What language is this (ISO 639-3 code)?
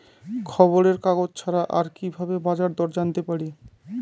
ben